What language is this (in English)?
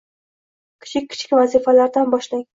Uzbek